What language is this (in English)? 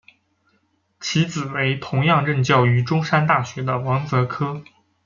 Chinese